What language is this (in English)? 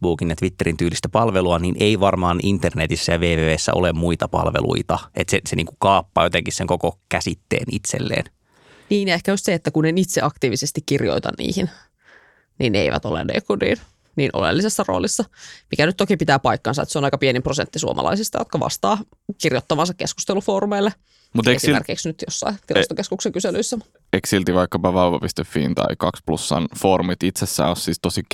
Finnish